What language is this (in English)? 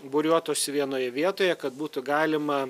Lithuanian